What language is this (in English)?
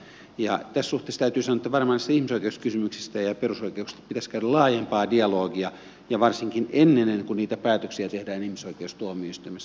Finnish